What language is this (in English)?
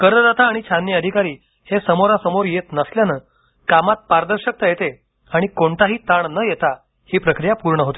Marathi